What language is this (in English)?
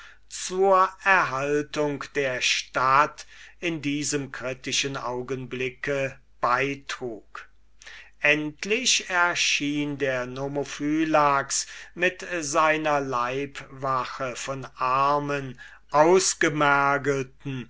German